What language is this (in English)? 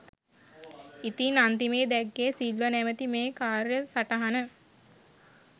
Sinhala